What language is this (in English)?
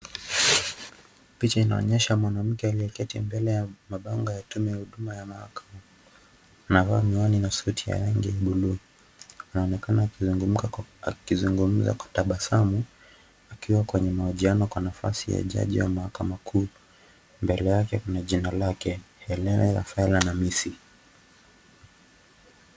Swahili